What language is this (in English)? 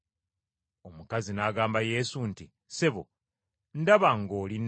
Ganda